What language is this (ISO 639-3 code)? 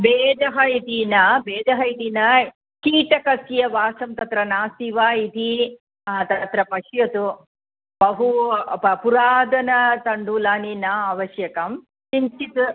san